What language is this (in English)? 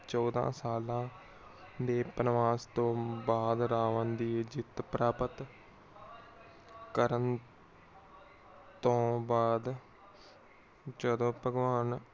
Punjabi